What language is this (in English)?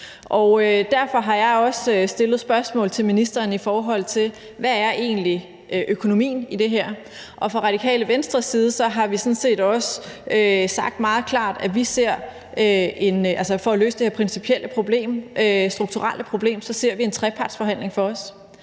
Danish